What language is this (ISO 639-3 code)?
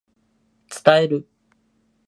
jpn